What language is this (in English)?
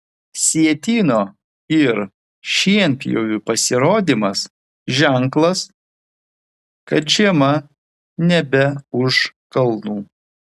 Lithuanian